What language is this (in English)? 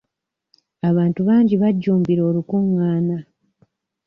Ganda